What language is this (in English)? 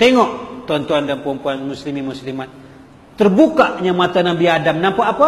Malay